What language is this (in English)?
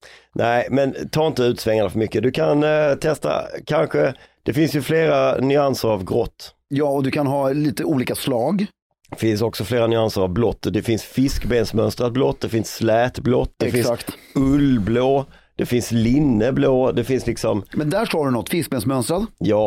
Swedish